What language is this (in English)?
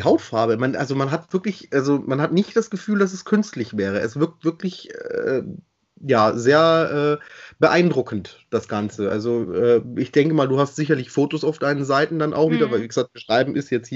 German